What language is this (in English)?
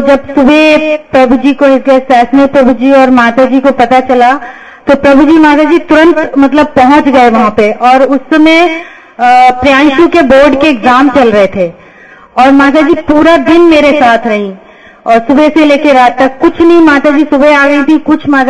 Hindi